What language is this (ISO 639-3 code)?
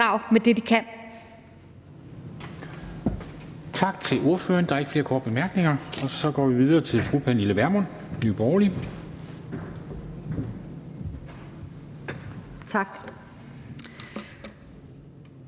dan